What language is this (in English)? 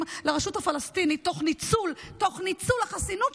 Hebrew